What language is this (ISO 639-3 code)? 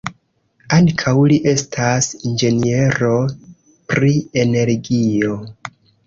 epo